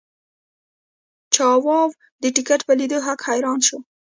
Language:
Pashto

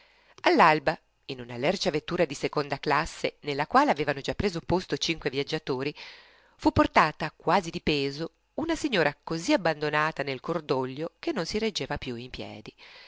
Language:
Italian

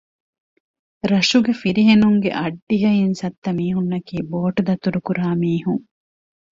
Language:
Divehi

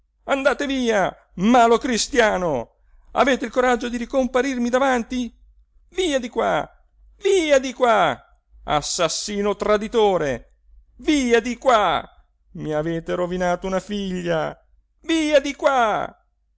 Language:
Italian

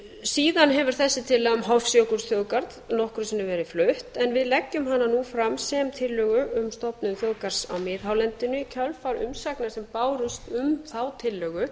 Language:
Icelandic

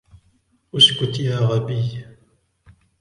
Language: Arabic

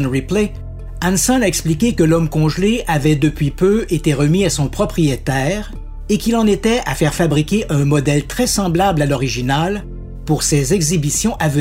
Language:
French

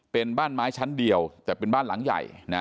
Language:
Thai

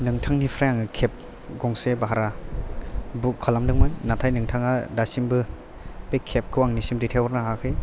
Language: Bodo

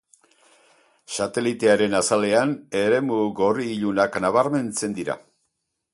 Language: Basque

